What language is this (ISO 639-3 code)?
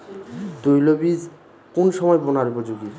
ben